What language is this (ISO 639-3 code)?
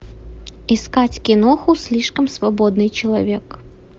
rus